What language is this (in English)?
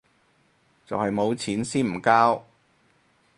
Cantonese